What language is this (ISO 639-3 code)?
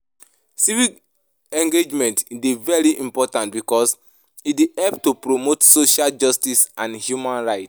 pcm